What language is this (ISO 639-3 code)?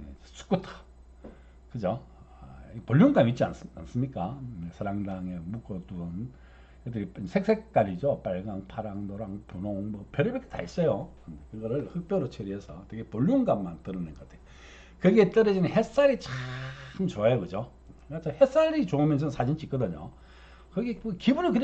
kor